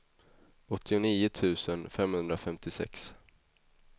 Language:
Swedish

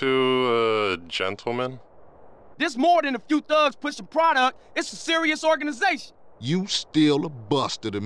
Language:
English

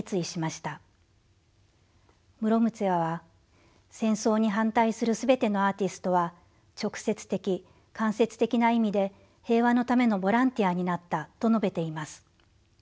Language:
Japanese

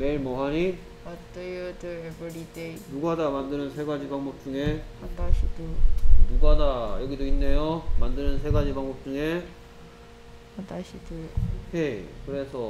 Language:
Korean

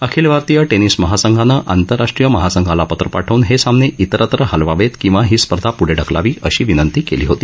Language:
Marathi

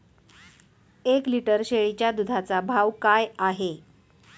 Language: Marathi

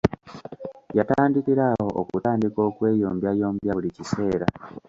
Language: Ganda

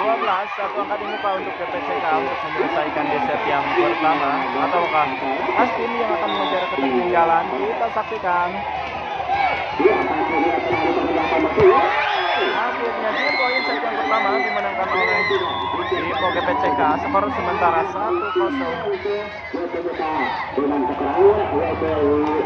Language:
Indonesian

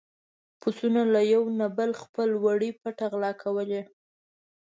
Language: Pashto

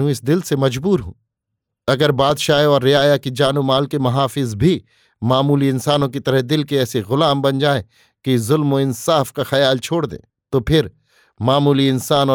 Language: Hindi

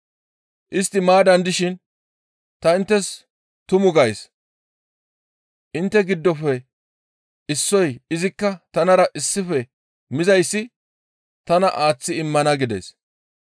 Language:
Gamo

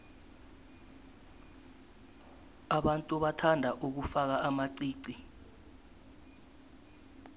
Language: South Ndebele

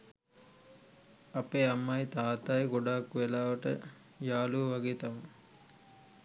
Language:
Sinhala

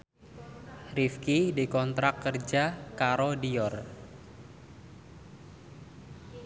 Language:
Javanese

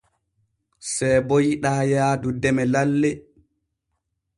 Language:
Borgu Fulfulde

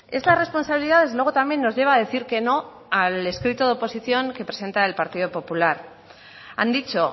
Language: Spanish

